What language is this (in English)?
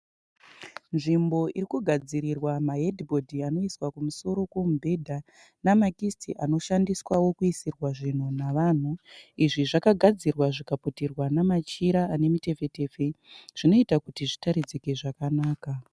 Shona